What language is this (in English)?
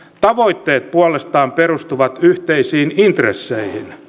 Finnish